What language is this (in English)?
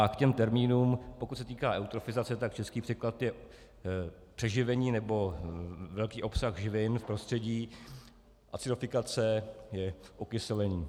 Czech